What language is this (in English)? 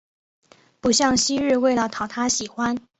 Chinese